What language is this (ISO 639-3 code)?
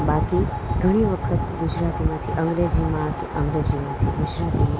guj